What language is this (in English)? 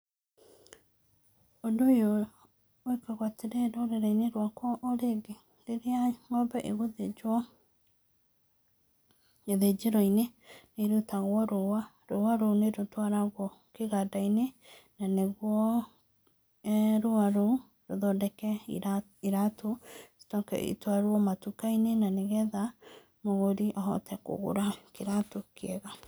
Kikuyu